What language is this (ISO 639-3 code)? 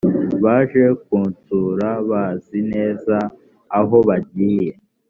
kin